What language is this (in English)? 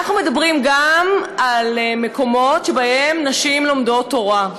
Hebrew